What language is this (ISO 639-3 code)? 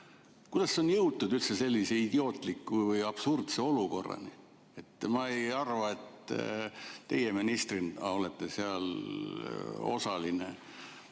est